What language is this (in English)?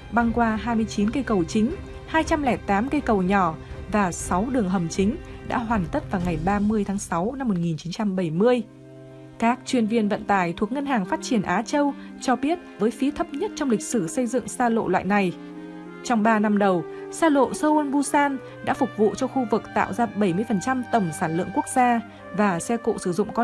Vietnamese